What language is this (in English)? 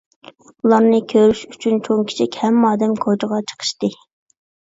Uyghur